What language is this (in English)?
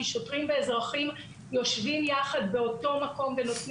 Hebrew